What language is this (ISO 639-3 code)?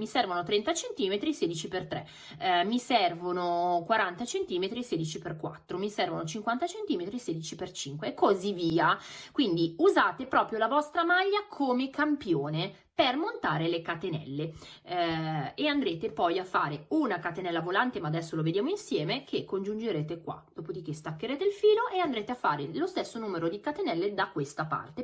ita